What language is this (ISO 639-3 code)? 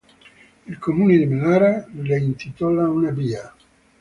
ita